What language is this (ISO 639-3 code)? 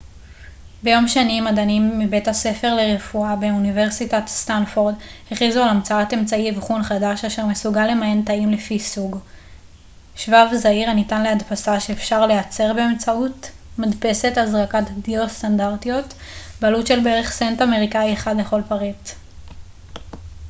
heb